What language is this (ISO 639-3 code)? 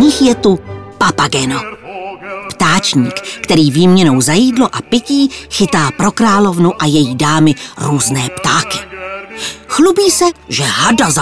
ces